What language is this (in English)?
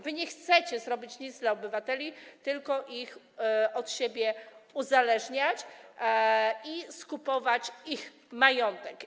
Polish